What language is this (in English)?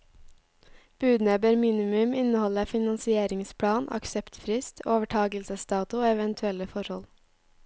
Norwegian